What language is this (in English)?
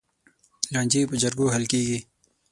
Pashto